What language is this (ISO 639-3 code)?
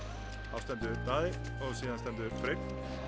isl